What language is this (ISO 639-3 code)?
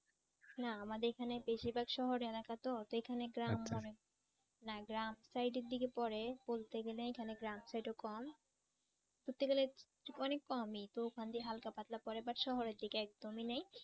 ben